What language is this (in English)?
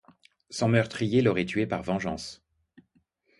French